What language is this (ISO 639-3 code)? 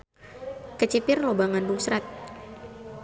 sun